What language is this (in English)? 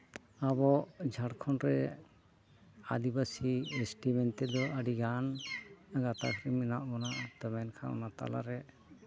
Santali